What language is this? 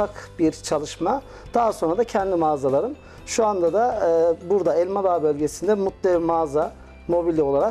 Turkish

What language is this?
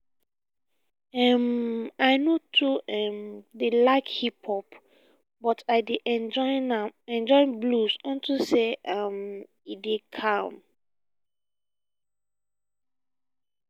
Nigerian Pidgin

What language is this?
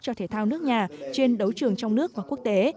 Vietnamese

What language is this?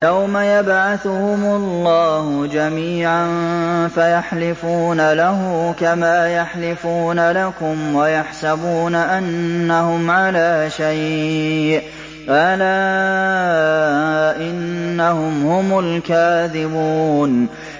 Arabic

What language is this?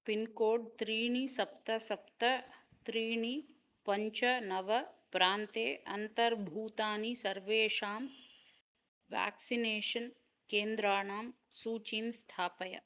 Sanskrit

